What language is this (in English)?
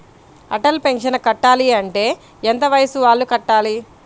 Telugu